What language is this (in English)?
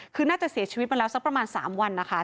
Thai